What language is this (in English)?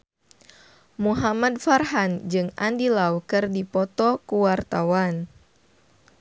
Sundanese